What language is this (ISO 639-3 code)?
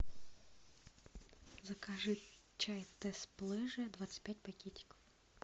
rus